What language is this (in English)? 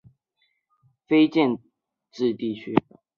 Chinese